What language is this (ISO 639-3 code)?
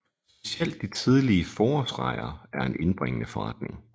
dan